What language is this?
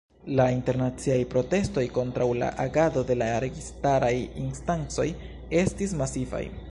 Esperanto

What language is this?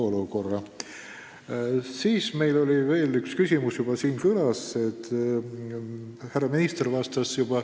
Estonian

